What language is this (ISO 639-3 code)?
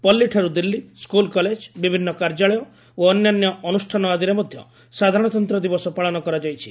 ori